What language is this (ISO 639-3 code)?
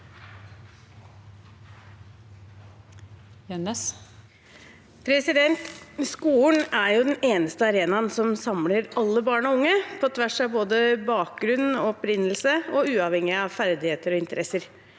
nor